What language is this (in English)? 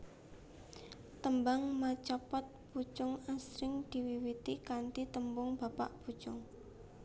Javanese